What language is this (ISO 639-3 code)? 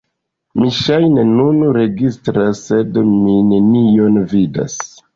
epo